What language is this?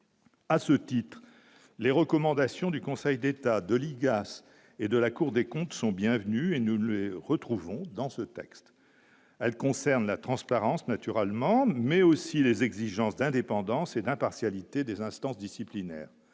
French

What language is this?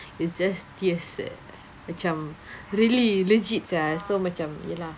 English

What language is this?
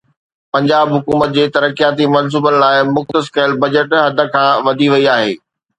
Sindhi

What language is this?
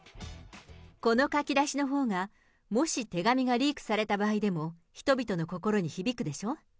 Japanese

